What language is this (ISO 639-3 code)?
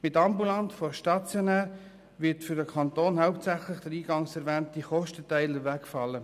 gsw